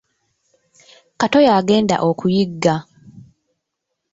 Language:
Ganda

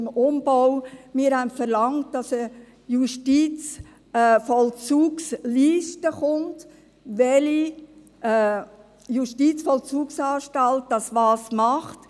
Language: Swiss German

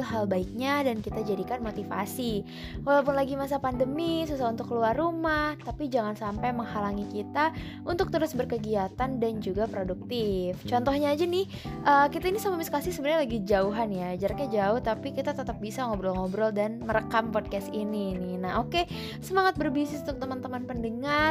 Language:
Indonesian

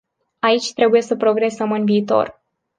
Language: Romanian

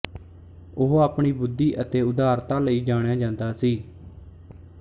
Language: Punjabi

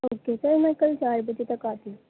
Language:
Urdu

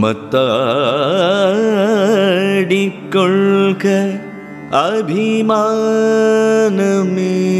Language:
Malayalam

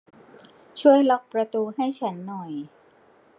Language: Thai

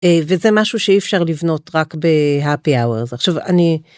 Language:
Hebrew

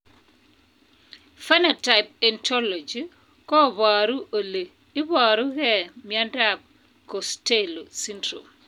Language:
Kalenjin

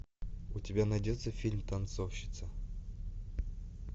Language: Russian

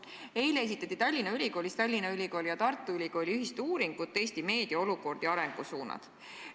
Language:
Estonian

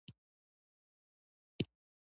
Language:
Pashto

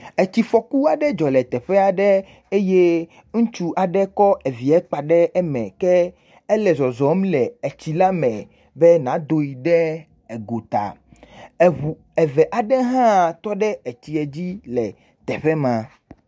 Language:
Ewe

